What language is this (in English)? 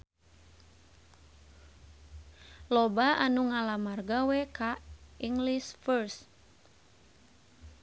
Sundanese